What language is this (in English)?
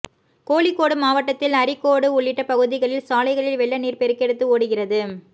Tamil